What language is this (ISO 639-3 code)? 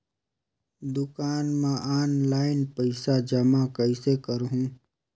hne